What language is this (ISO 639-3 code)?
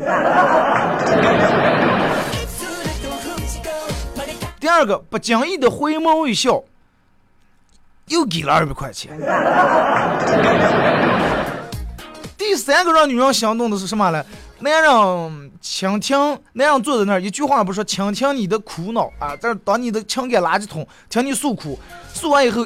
zho